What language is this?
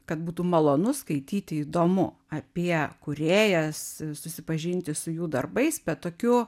Lithuanian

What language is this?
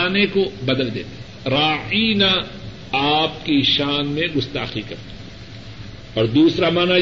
Urdu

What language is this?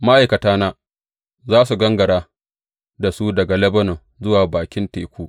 Hausa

